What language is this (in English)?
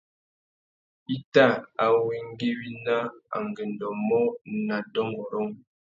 Tuki